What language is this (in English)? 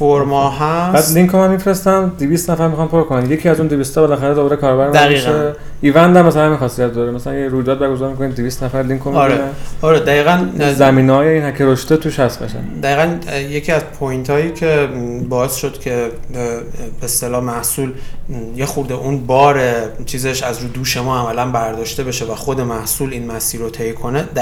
Persian